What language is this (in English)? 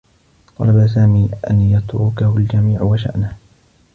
Arabic